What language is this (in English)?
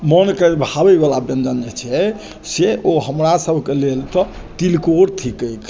Maithili